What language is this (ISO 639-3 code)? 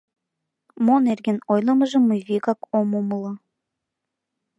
chm